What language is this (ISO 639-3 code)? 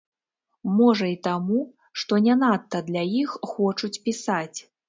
bel